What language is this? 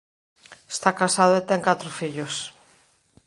Galician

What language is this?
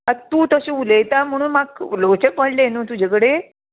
Konkani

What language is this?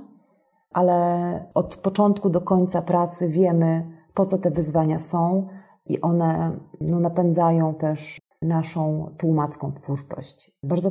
Polish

